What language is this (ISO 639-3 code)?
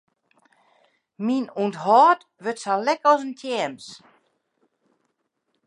fry